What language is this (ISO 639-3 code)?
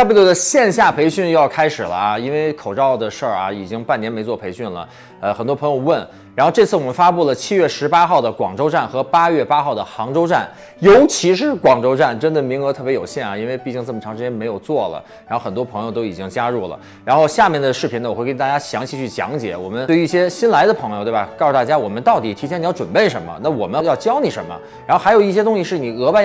zho